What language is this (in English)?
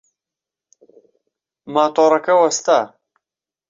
Central Kurdish